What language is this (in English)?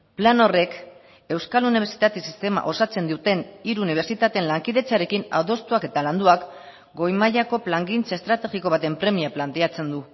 Basque